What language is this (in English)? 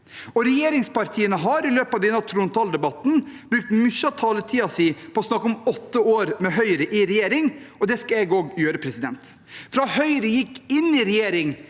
Norwegian